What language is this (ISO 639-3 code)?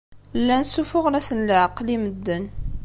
kab